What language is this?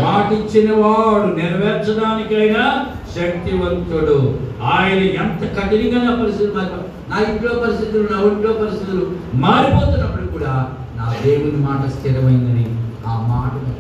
Telugu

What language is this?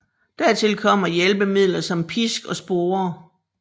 Danish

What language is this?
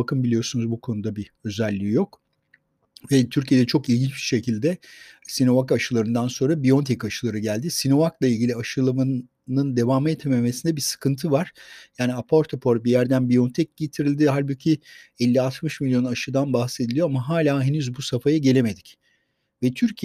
Turkish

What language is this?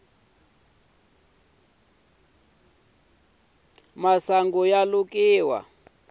Tsonga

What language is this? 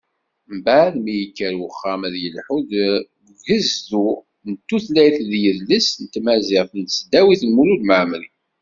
Kabyle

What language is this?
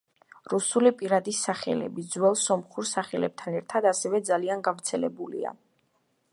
Georgian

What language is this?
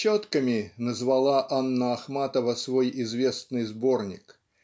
Russian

